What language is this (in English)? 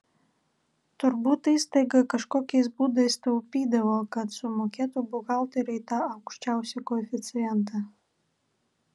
Lithuanian